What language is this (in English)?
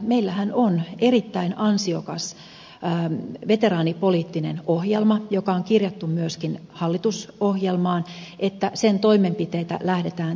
Finnish